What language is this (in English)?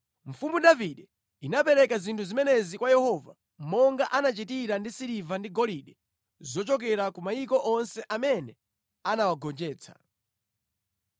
Nyanja